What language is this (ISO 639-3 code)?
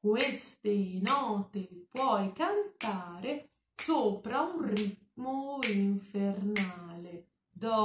ita